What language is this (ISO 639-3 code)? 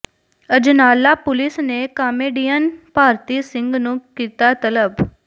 pan